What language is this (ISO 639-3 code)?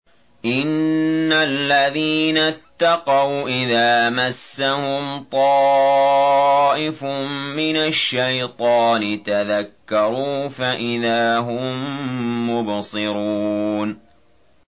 ara